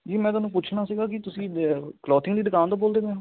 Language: Punjabi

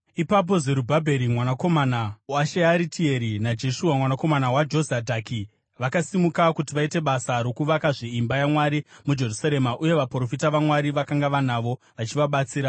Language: Shona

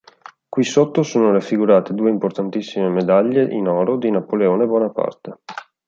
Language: Italian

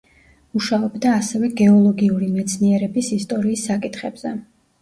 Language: Georgian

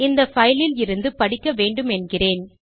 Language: Tamil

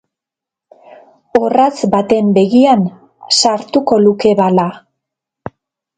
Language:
Basque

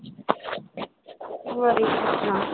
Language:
Kashmiri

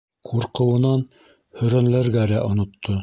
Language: Bashkir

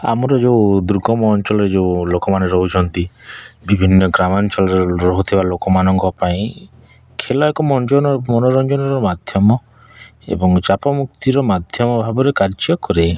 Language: Odia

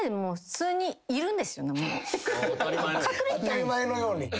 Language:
Japanese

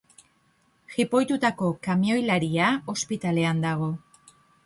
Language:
Basque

